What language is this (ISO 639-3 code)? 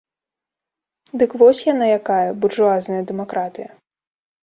bel